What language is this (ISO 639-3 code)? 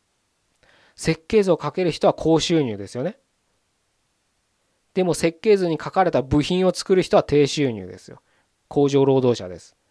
jpn